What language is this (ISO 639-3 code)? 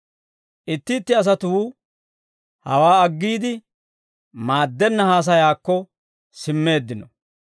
dwr